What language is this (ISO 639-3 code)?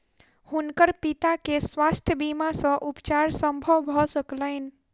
mai